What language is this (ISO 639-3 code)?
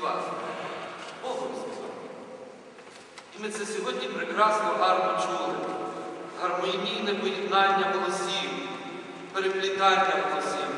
ukr